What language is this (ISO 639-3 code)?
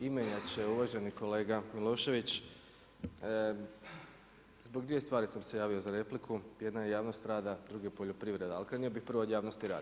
hrv